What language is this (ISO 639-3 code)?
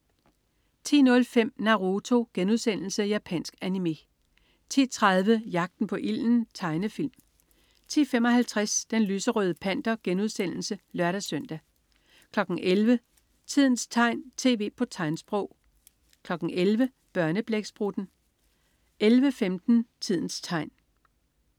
dan